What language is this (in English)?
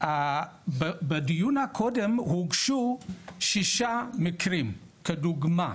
Hebrew